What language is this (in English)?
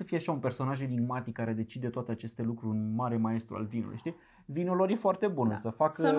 Romanian